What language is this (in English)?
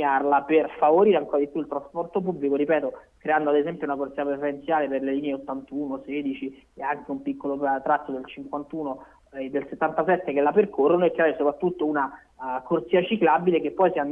Italian